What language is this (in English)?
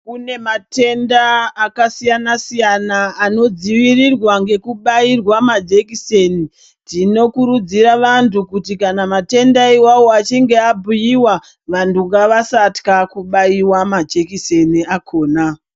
Ndau